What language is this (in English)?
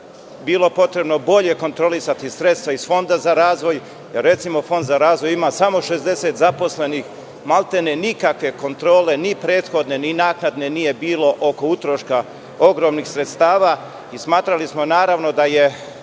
Serbian